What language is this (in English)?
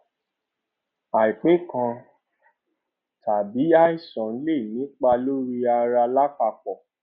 Yoruba